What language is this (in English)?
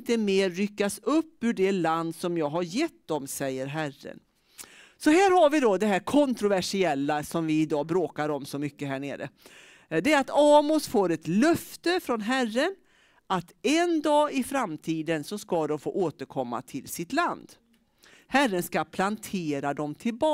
Swedish